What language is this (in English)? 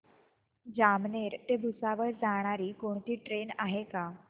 Marathi